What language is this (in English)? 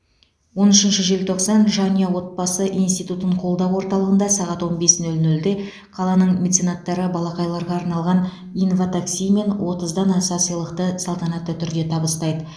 Kazakh